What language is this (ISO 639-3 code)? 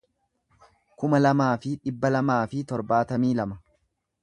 orm